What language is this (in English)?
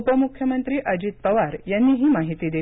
Marathi